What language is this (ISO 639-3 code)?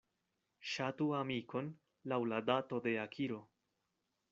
epo